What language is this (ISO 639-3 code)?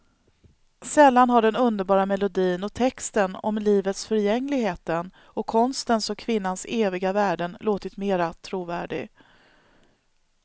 swe